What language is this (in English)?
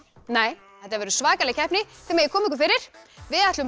Icelandic